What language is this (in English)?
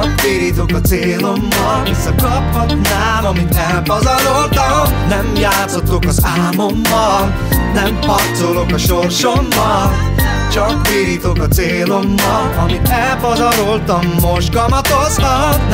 Hungarian